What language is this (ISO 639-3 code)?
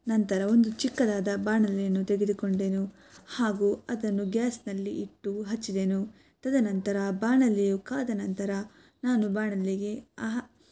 kan